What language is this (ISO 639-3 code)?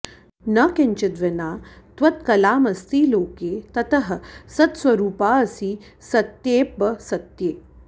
san